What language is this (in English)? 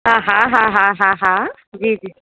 Sindhi